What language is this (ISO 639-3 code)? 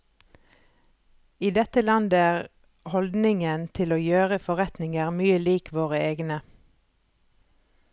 nor